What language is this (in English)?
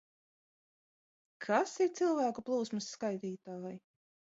Latvian